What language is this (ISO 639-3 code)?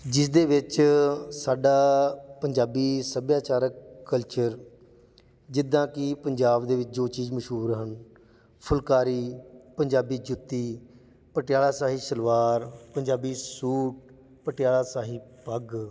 pan